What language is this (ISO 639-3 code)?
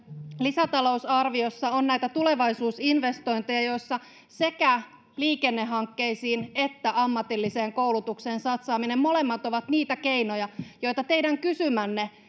fin